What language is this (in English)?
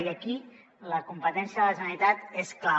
Catalan